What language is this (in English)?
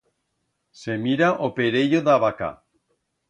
Aragonese